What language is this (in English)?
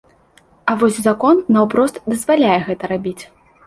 Belarusian